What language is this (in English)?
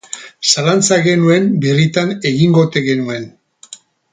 Basque